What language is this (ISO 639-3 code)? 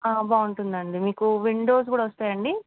tel